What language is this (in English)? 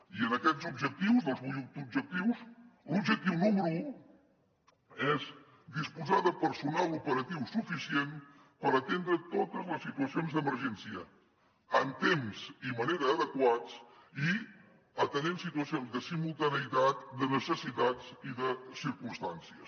Catalan